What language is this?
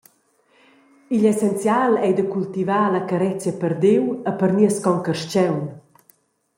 Romansh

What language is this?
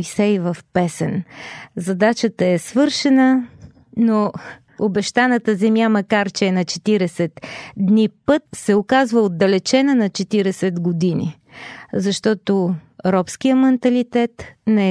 Bulgarian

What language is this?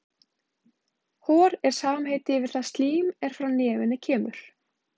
Icelandic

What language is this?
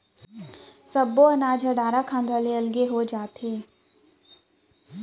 Chhattisgarhi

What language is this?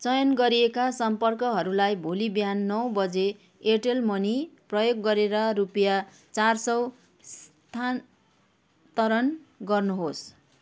Nepali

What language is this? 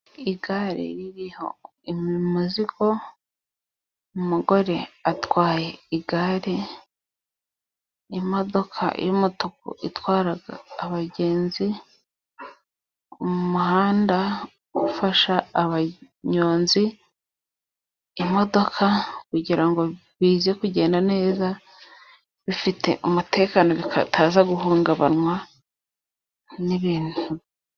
Kinyarwanda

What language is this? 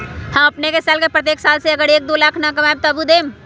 Magahi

